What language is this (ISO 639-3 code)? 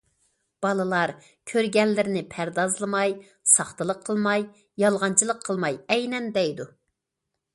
uig